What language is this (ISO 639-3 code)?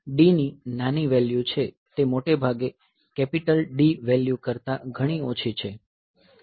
guj